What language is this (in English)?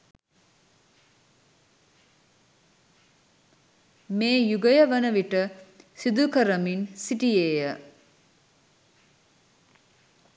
Sinhala